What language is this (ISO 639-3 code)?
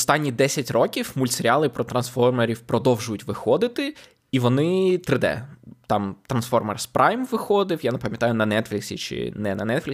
ukr